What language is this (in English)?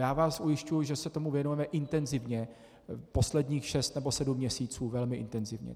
Czech